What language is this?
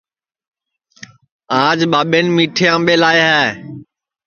Sansi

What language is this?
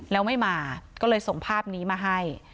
Thai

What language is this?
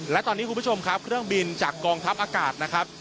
Thai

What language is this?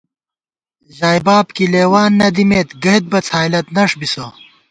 Gawar-Bati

